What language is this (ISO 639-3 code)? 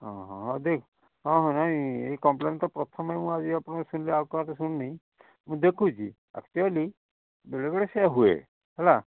ori